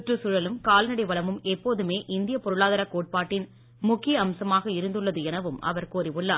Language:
Tamil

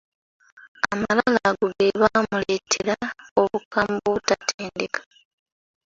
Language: Ganda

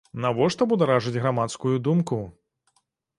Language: Belarusian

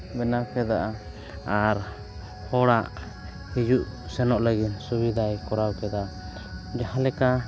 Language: Santali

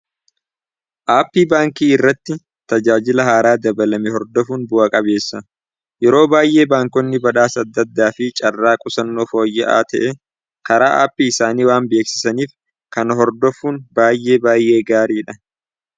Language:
Oromo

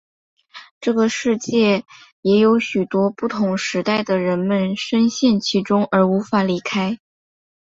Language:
Chinese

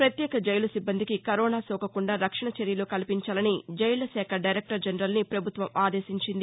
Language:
Telugu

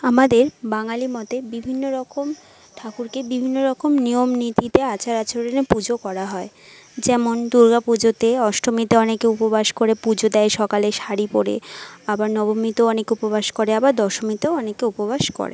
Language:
Bangla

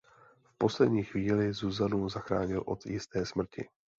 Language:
Czech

